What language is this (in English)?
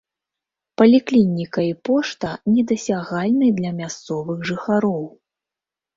Belarusian